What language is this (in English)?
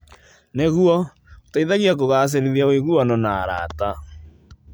Kikuyu